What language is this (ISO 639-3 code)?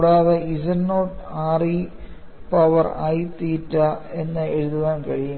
mal